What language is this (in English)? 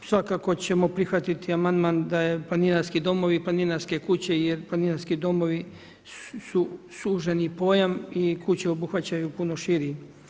Croatian